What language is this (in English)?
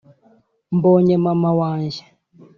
Kinyarwanda